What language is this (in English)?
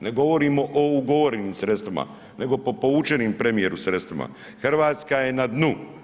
Croatian